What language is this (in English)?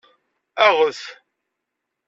Kabyle